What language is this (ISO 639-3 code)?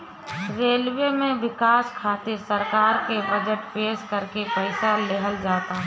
bho